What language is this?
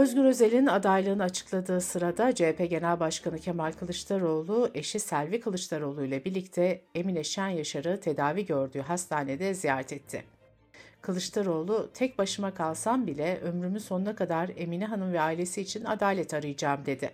Turkish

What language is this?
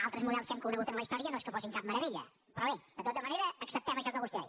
Catalan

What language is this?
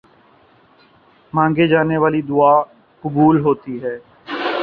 Urdu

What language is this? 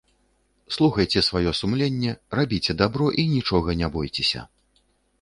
Belarusian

